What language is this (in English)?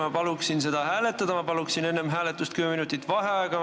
Estonian